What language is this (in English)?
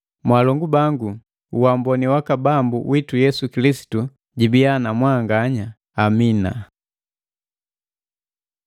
Matengo